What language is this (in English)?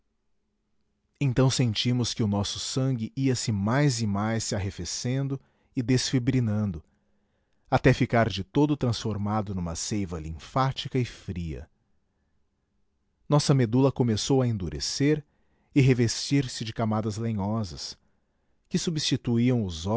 Portuguese